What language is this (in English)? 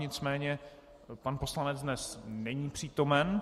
Czech